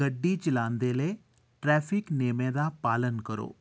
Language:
Dogri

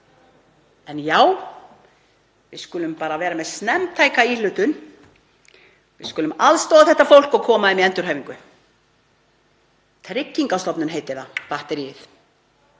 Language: Icelandic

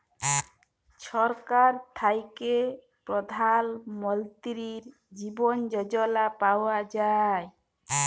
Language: Bangla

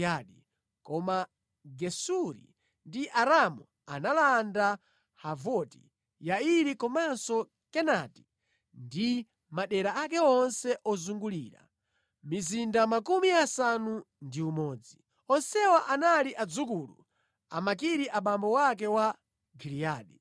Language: Nyanja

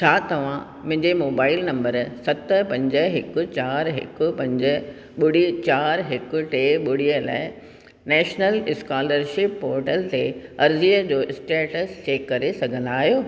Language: Sindhi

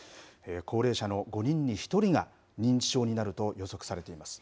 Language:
Japanese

